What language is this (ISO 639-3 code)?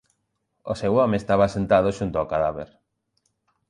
glg